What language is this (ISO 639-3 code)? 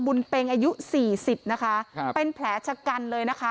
tha